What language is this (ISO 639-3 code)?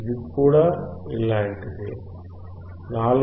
tel